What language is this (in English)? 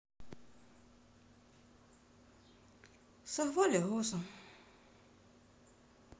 Russian